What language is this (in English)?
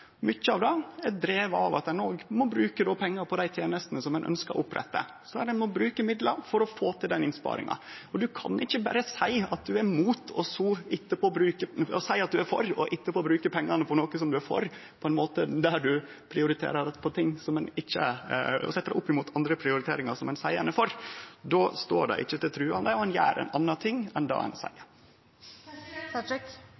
Norwegian Nynorsk